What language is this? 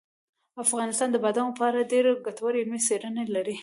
Pashto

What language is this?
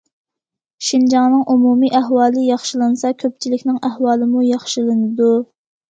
Uyghur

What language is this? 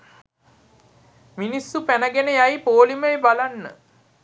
Sinhala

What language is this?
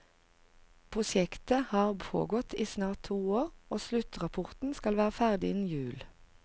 Norwegian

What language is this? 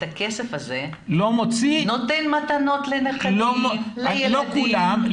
Hebrew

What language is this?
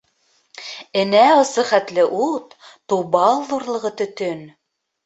Bashkir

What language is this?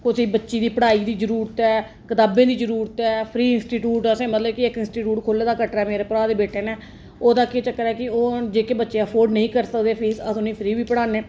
Dogri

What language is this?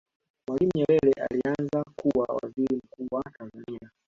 Swahili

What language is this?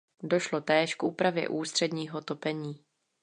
Czech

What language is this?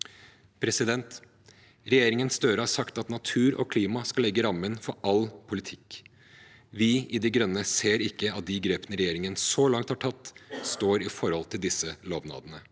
Norwegian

